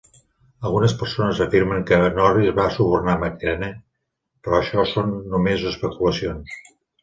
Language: Catalan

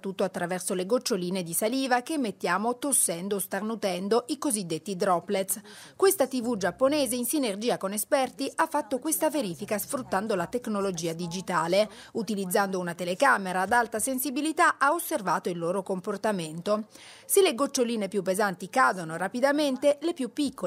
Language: Italian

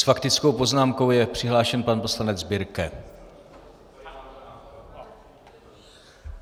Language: Czech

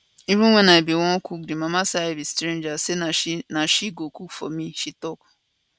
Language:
Nigerian Pidgin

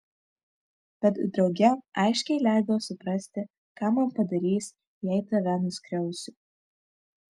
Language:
Lithuanian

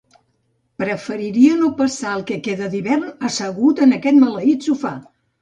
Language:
Catalan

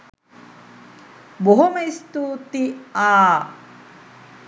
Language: Sinhala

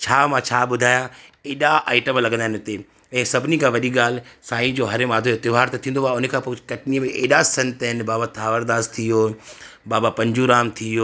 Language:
Sindhi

